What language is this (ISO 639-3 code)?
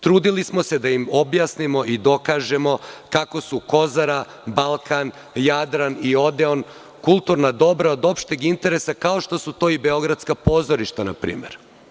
srp